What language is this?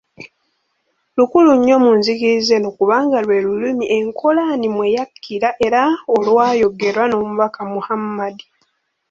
Ganda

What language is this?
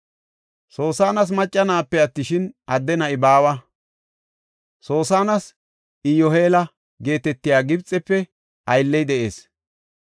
Gofa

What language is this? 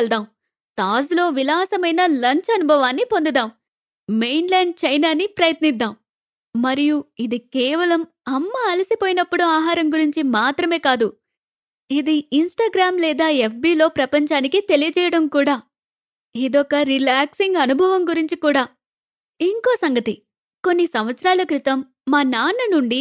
Telugu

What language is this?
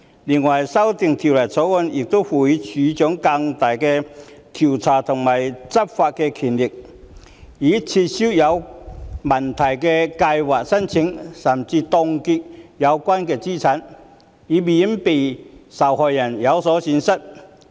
Cantonese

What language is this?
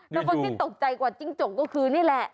Thai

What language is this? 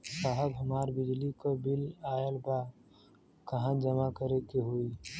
Bhojpuri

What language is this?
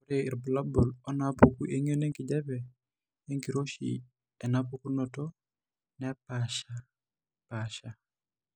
Masai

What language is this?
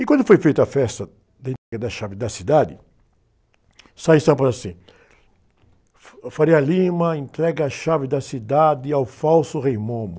Portuguese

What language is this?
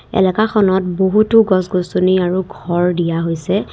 Assamese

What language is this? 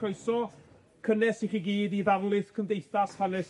Welsh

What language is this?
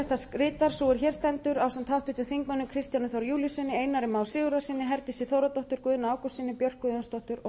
Icelandic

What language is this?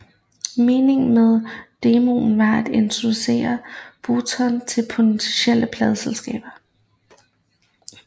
Danish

